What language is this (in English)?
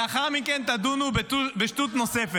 Hebrew